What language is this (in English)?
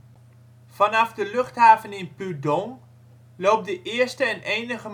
Dutch